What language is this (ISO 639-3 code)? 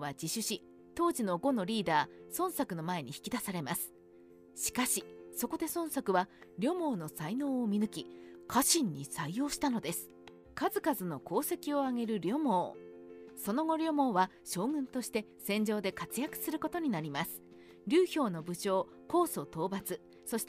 jpn